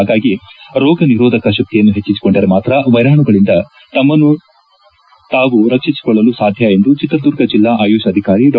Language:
Kannada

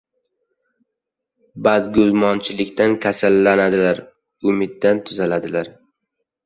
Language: Uzbek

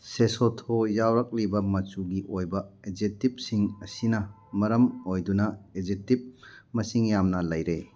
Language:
Manipuri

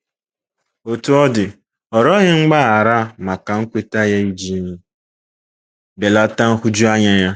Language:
Igbo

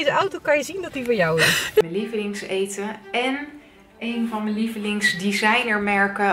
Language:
Dutch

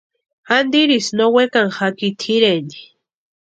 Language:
Western Highland Purepecha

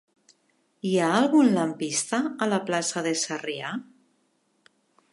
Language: Catalan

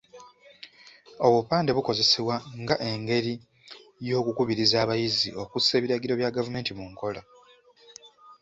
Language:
Ganda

